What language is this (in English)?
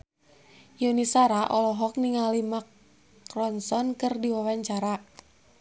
Sundanese